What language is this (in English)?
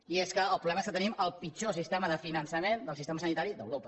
Catalan